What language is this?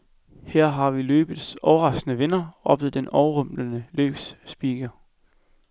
Danish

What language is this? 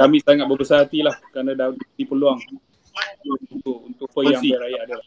Malay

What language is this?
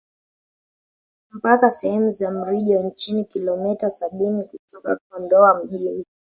Swahili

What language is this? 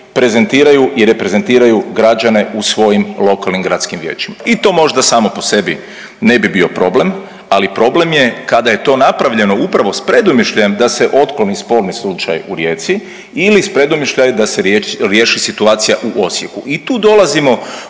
Croatian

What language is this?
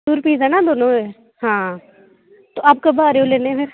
Dogri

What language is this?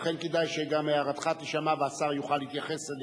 Hebrew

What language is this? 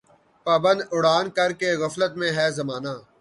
Urdu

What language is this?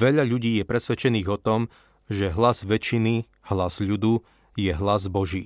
Slovak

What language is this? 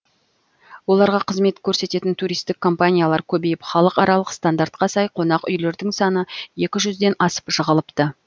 Kazakh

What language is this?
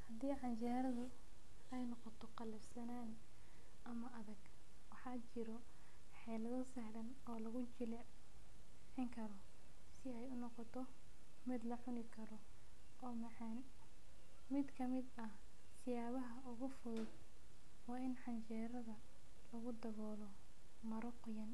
Somali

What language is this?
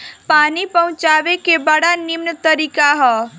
Bhojpuri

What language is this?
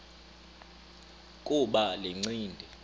Xhosa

